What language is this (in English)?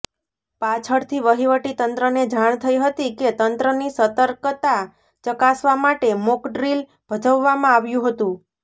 Gujarati